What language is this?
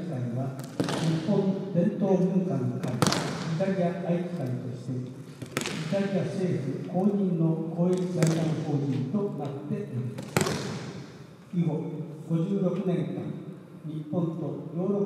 Japanese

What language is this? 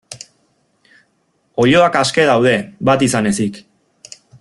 Basque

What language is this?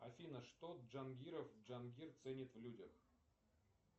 Russian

